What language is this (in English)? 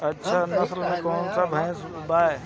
Bhojpuri